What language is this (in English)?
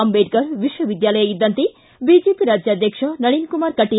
Kannada